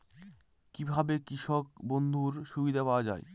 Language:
Bangla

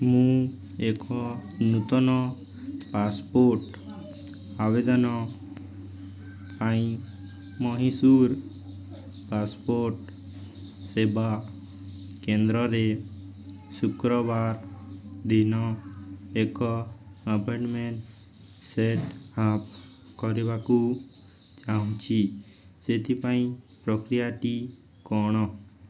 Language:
Odia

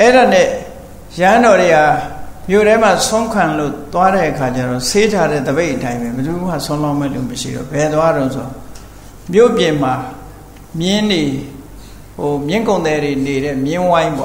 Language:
Thai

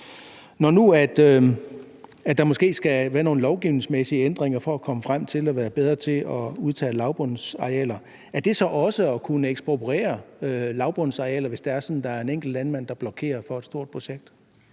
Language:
Danish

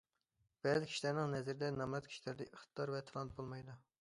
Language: Uyghur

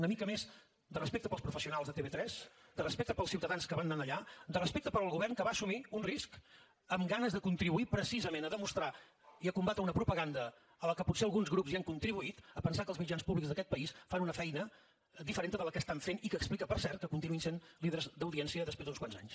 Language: Catalan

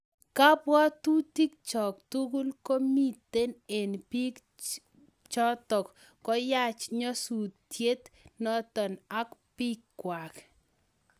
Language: Kalenjin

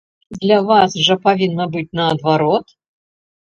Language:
Belarusian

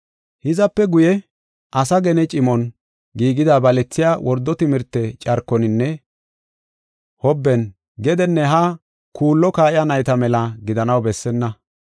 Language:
Gofa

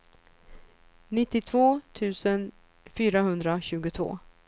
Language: Swedish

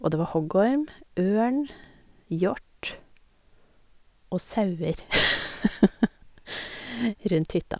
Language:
Norwegian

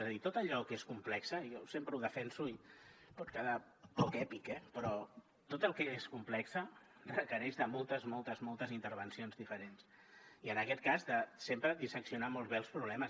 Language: Catalan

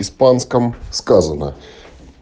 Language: Russian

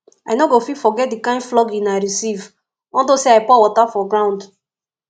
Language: Nigerian Pidgin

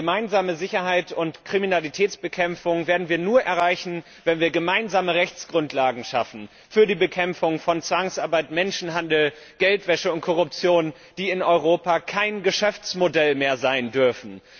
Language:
German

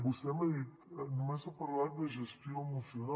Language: Catalan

